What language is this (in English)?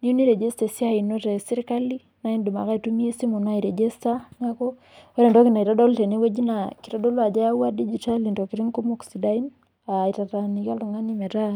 Masai